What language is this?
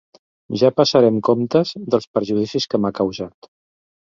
Catalan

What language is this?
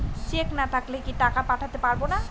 Bangla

